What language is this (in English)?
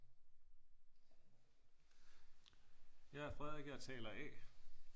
Danish